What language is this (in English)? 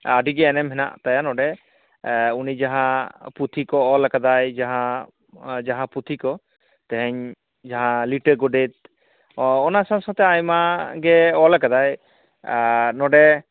Santali